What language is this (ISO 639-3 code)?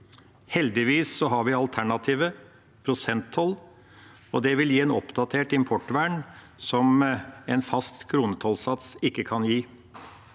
nor